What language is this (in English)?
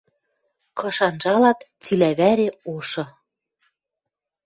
Western Mari